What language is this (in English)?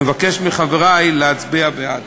Hebrew